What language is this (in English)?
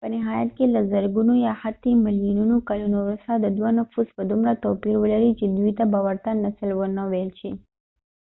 Pashto